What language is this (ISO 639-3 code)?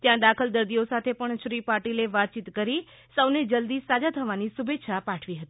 guj